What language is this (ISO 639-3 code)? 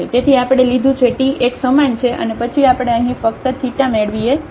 guj